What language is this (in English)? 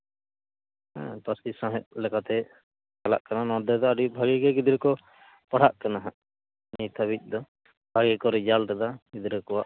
Santali